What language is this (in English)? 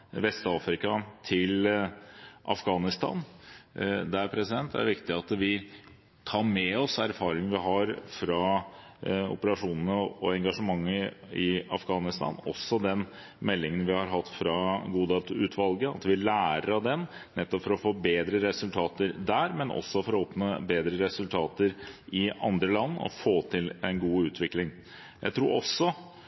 Norwegian Bokmål